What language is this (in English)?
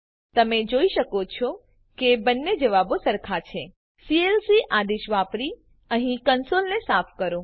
Gujarati